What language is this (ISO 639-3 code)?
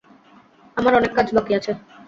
ben